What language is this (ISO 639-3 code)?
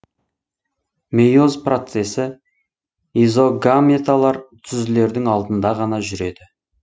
kaz